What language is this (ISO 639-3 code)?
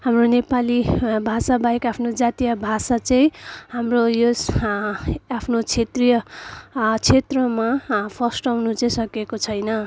nep